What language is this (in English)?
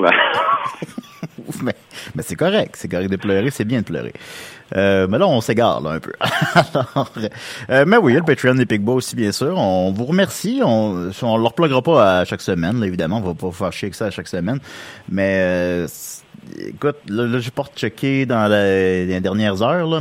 French